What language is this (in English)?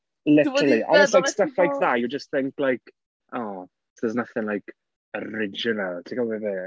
Welsh